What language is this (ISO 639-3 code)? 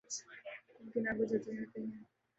urd